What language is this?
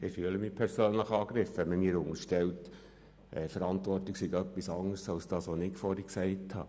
Swiss German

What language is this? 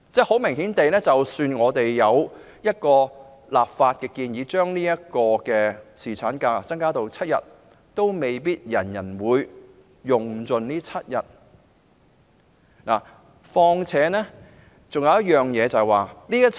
Cantonese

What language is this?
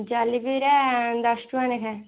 Odia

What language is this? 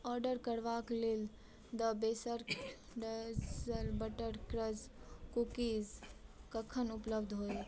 Maithili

